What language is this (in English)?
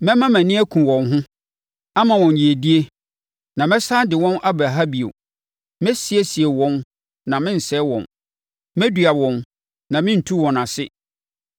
Akan